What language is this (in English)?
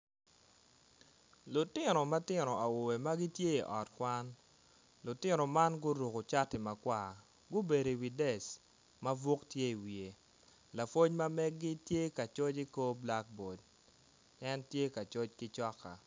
Acoli